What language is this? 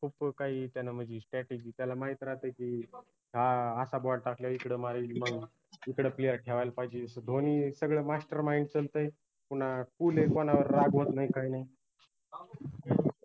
Marathi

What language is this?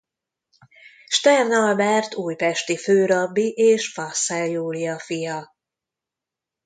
Hungarian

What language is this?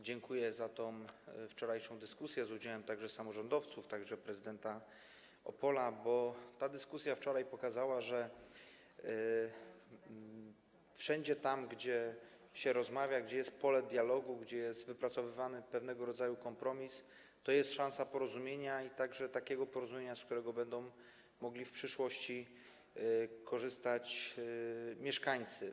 Polish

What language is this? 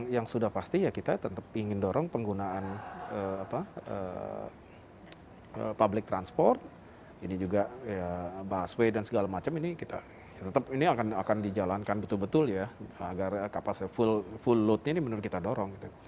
Indonesian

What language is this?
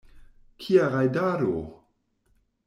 Esperanto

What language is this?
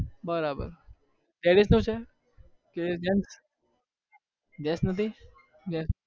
Gujarati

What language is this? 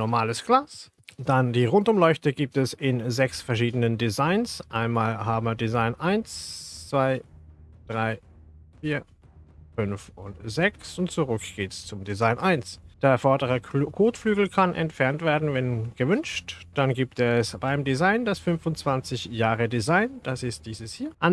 German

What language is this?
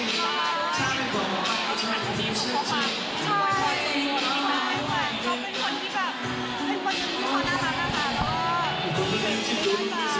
Thai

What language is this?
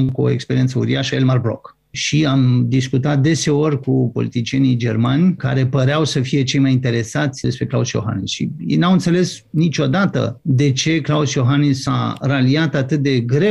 Romanian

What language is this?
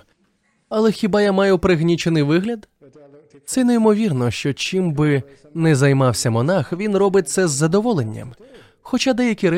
Ukrainian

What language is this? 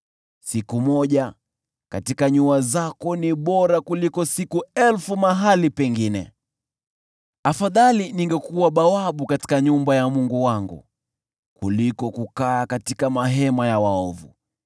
Swahili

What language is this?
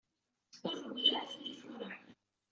Kabyle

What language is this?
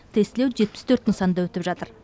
Kazakh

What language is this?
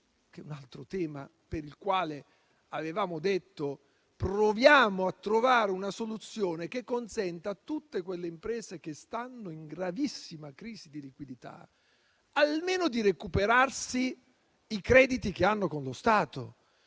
Italian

